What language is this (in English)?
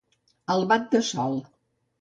Catalan